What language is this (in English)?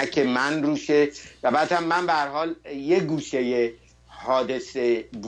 Persian